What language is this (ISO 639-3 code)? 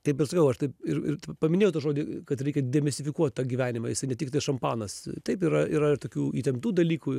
lit